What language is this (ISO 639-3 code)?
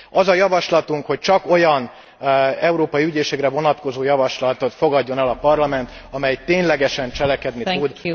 hun